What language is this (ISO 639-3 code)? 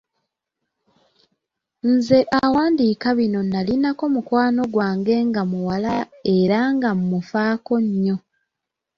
lug